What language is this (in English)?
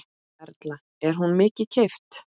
Icelandic